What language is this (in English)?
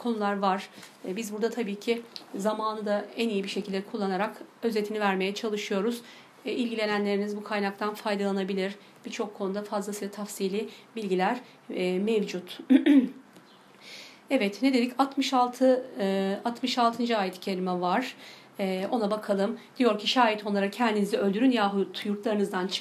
Turkish